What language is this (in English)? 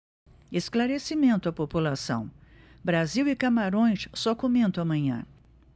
Portuguese